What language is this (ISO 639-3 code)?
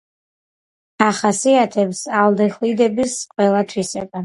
kat